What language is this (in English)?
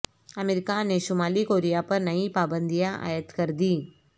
Urdu